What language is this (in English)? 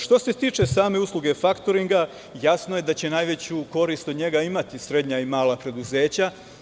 Serbian